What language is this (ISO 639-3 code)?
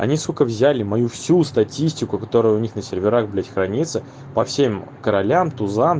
rus